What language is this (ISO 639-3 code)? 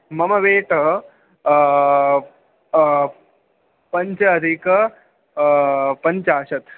san